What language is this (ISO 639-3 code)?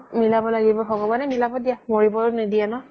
asm